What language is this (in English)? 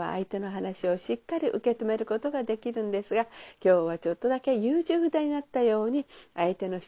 Japanese